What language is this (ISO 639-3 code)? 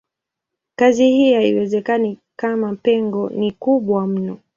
swa